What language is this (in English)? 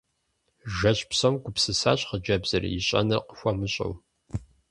Kabardian